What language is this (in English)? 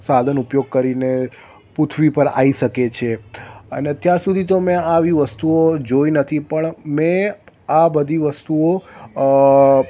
Gujarati